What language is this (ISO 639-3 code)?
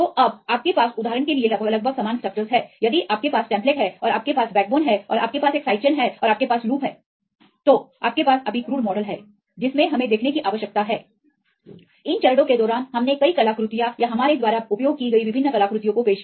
hin